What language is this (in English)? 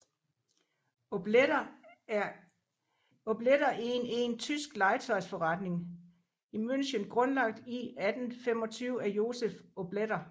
Danish